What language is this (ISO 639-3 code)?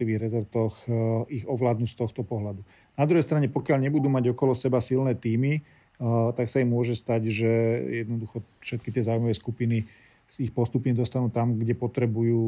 slk